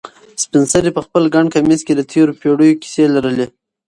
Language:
Pashto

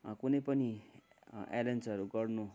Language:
Nepali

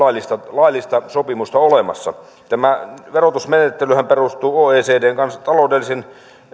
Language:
Finnish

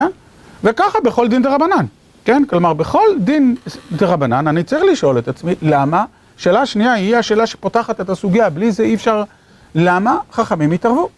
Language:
Hebrew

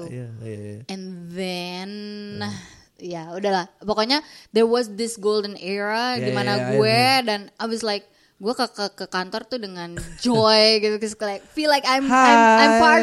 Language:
Indonesian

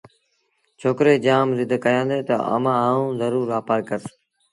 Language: Sindhi Bhil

